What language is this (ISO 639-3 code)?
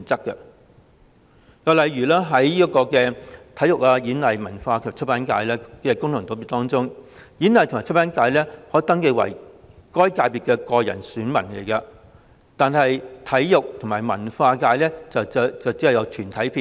yue